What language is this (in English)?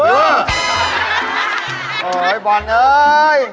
Thai